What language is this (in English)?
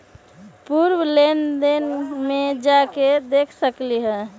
Magahi